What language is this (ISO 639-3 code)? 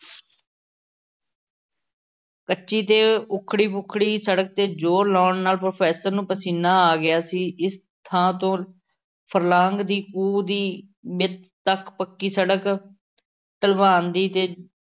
pan